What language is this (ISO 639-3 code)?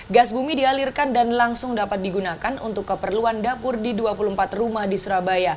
ind